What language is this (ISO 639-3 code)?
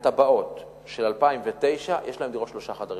heb